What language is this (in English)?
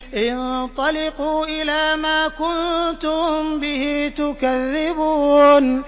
Arabic